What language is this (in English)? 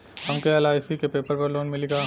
Bhojpuri